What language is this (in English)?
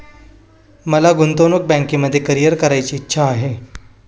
Marathi